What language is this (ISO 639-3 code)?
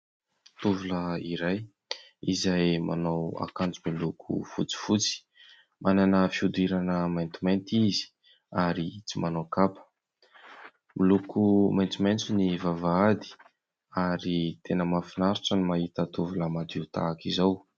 mlg